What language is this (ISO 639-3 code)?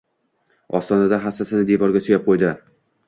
uzb